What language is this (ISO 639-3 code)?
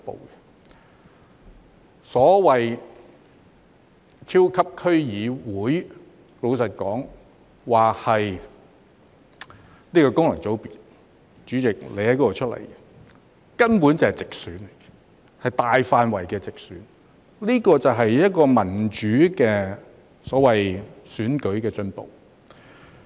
yue